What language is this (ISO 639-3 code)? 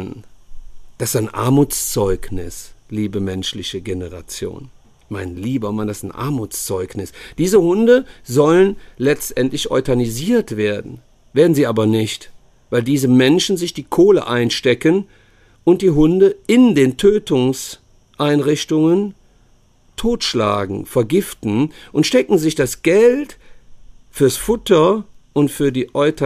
deu